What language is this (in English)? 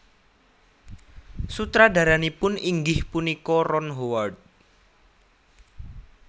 Javanese